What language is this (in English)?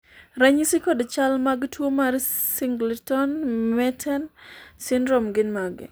Luo (Kenya and Tanzania)